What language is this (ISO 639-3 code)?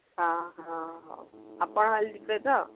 ori